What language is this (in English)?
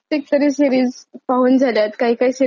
Marathi